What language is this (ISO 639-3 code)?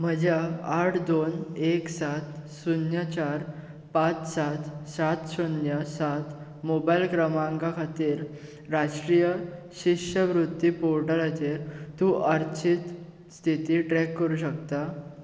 kok